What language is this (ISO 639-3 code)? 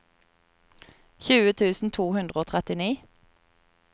nor